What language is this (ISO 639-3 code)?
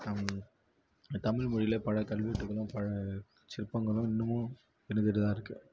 tam